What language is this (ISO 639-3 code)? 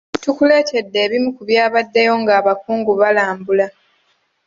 lug